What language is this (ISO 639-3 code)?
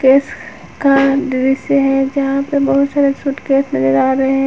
hin